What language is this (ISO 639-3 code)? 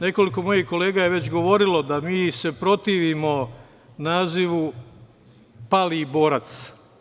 srp